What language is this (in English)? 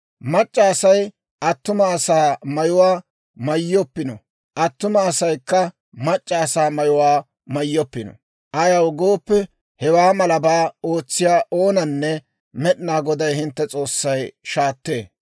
Dawro